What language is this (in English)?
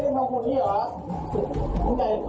Thai